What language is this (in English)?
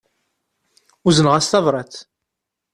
Kabyle